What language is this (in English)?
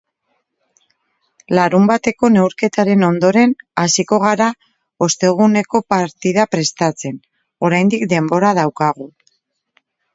Basque